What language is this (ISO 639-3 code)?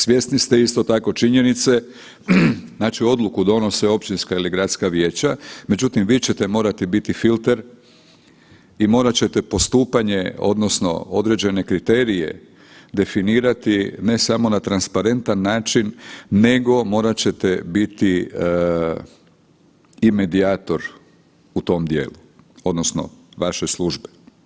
hrv